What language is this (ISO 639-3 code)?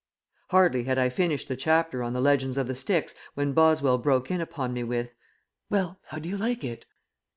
eng